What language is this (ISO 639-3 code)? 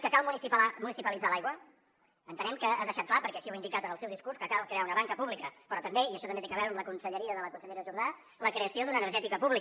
cat